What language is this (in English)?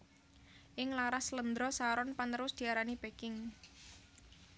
Javanese